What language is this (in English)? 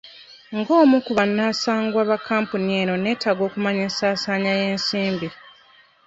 Ganda